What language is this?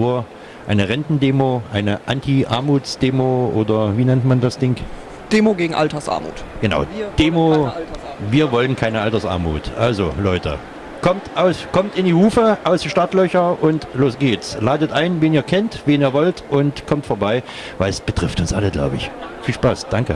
German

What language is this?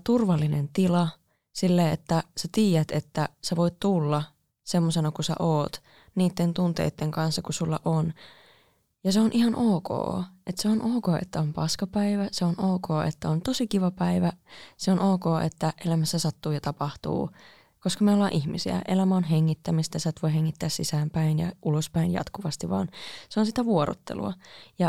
Finnish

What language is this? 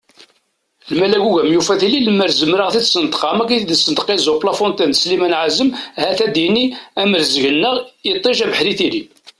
Kabyle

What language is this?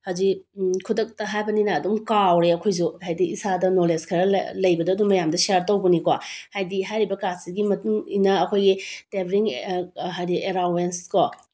Manipuri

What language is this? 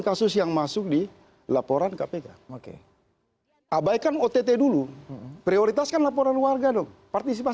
Indonesian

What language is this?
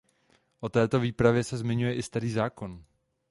Czech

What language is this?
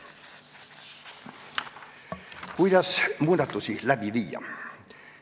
Estonian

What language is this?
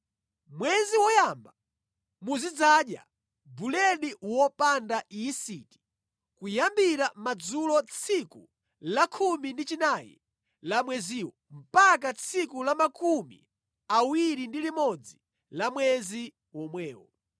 Nyanja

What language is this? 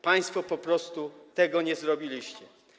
Polish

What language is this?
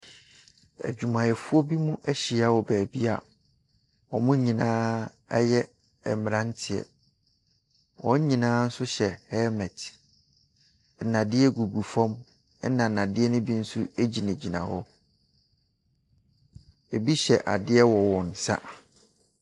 Akan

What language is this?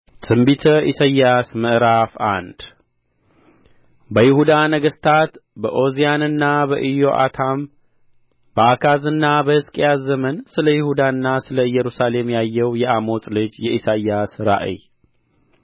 Amharic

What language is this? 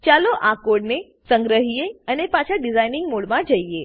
Gujarati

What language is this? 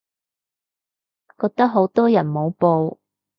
Cantonese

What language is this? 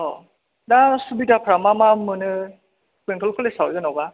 Bodo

